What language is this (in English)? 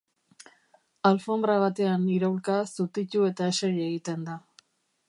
Basque